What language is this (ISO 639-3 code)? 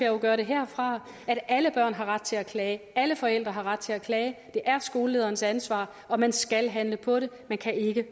dan